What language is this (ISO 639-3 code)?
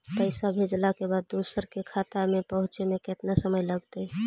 mag